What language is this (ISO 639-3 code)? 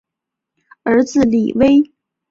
zho